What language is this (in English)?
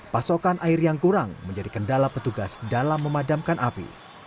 Indonesian